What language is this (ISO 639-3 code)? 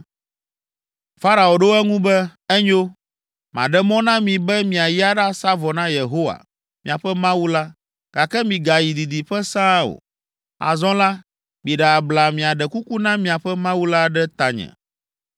ewe